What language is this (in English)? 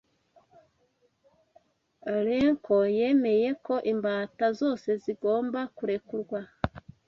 Kinyarwanda